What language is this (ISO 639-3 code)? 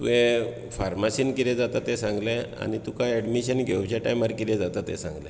kok